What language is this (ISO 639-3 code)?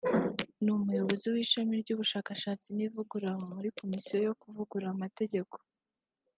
kin